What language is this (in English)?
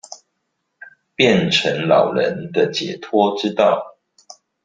Chinese